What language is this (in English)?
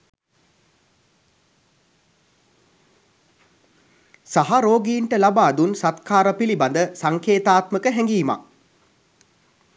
Sinhala